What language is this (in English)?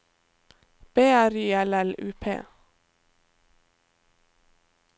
Norwegian